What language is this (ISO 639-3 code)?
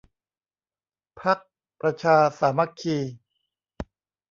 tha